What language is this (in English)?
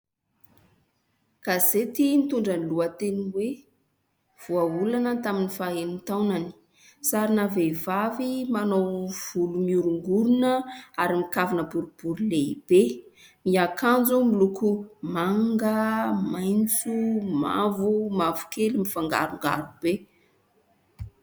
Malagasy